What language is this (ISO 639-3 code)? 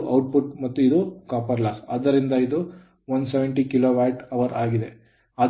kan